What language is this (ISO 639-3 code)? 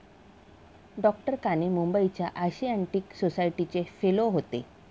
mar